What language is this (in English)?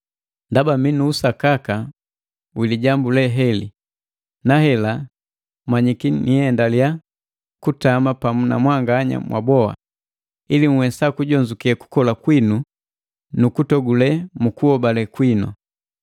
Matengo